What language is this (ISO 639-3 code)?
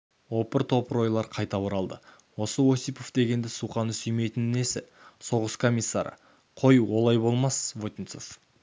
kaz